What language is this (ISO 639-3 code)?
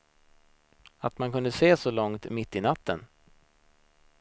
swe